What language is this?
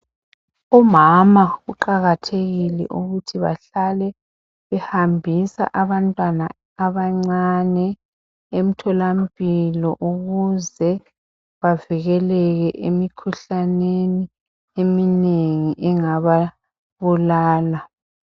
North Ndebele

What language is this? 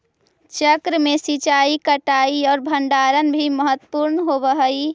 Magahi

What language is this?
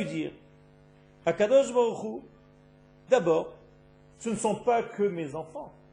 French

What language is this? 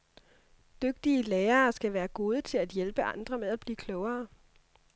Danish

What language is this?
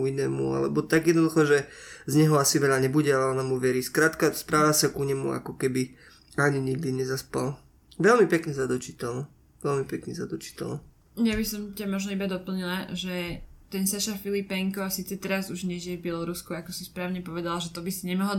Slovak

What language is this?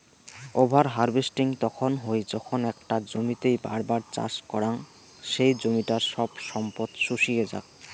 Bangla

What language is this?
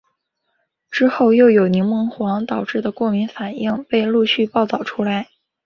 Chinese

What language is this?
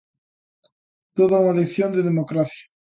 Galician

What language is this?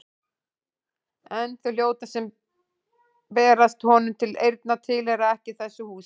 Icelandic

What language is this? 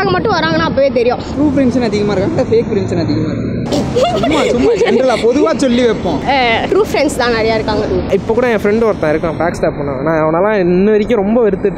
Romanian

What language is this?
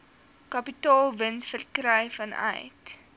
Afrikaans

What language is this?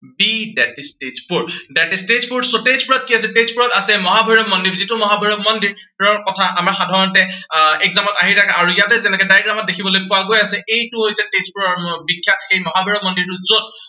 Assamese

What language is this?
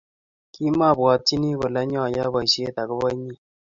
Kalenjin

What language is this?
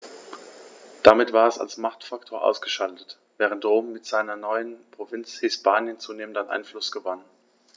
German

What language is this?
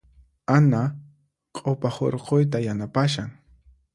Puno Quechua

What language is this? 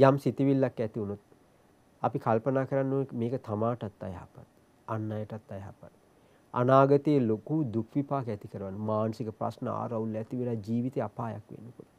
Turkish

